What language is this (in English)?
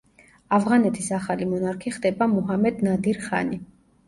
Georgian